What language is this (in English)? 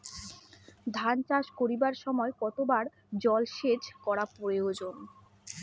Bangla